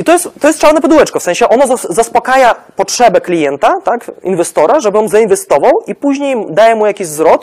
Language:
Polish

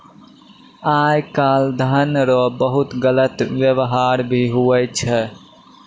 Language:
Maithili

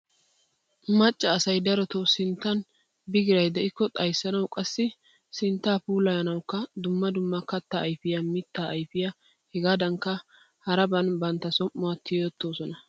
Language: Wolaytta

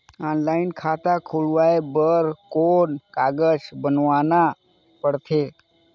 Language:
Chhattisgarhi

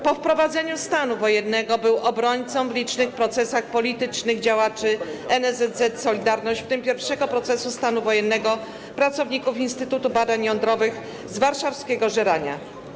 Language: Polish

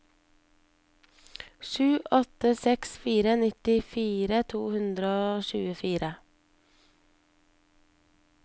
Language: Norwegian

